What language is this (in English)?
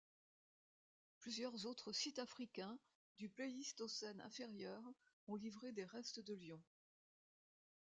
French